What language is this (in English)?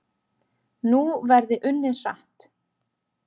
Icelandic